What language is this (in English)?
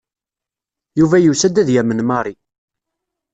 Kabyle